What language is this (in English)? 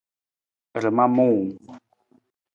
Nawdm